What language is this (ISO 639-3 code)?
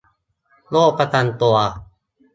tha